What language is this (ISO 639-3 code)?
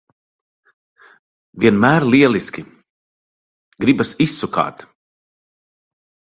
lav